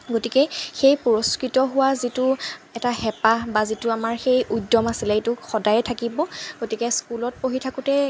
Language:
Assamese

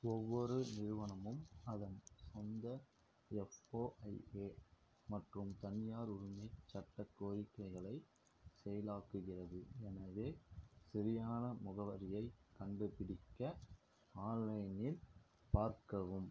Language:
Tamil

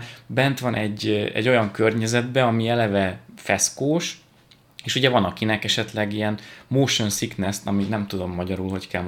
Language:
Hungarian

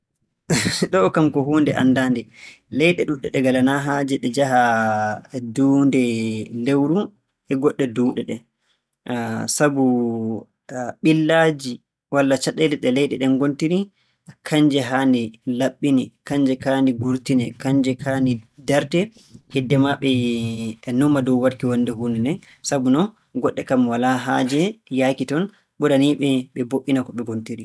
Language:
Borgu Fulfulde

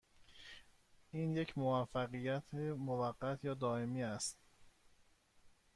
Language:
Persian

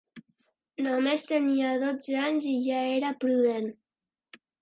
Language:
Catalan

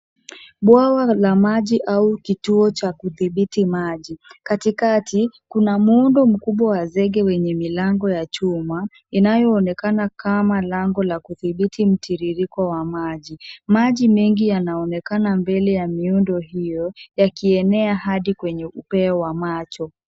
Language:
Swahili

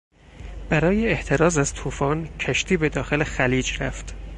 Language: Persian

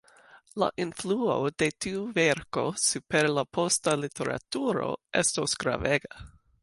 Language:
Esperanto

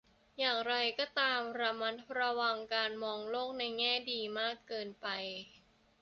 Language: Thai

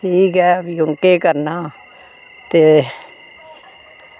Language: Dogri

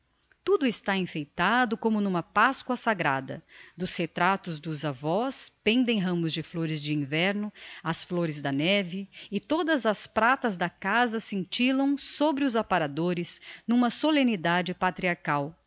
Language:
Portuguese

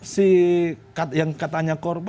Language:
Indonesian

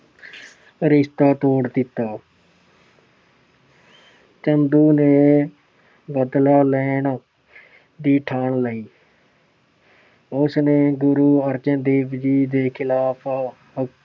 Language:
Punjabi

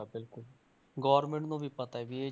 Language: Punjabi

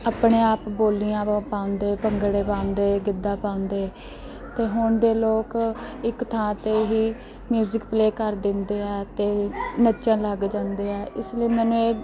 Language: Punjabi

